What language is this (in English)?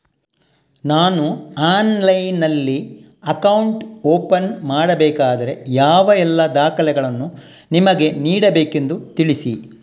Kannada